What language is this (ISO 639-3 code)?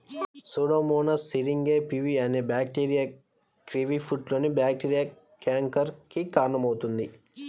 tel